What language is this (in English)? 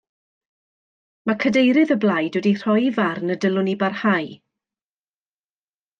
Welsh